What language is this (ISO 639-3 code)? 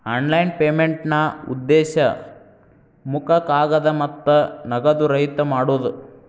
kan